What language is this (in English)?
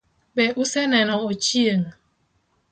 Luo (Kenya and Tanzania)